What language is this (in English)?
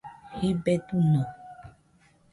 Nüpode Huitoto